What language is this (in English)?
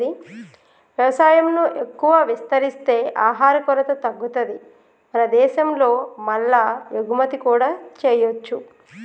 Telugu